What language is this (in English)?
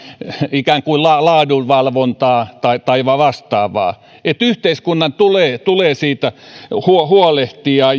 Finnish